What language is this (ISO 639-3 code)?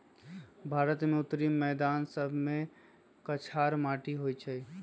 mag